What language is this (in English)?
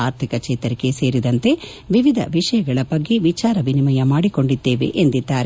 Kannada